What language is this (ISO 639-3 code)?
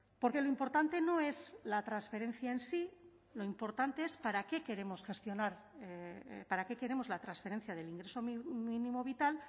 spa